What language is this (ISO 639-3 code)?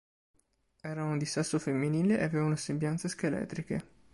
ita